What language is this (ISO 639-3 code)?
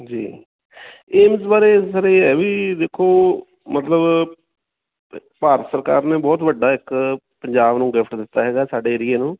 pan